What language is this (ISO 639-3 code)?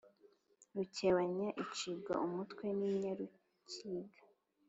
kin